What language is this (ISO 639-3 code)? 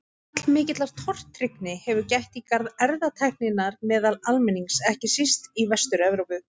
isl